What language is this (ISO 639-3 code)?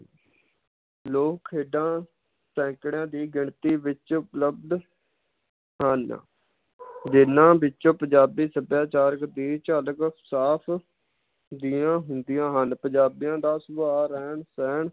pan